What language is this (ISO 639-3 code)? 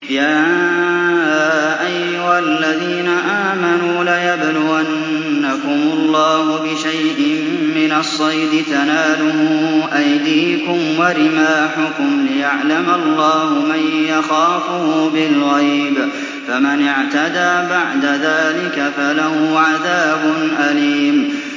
ara